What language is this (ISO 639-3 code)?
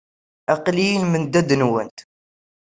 kab